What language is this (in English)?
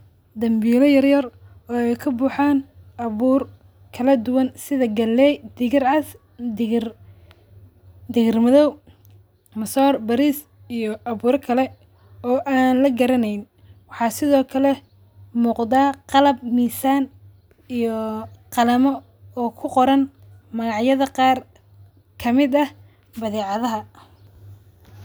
Somali